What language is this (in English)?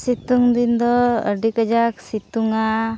Santali